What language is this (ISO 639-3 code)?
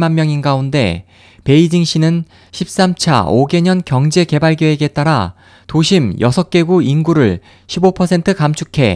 kor